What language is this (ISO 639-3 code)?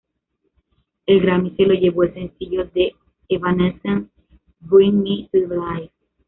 spa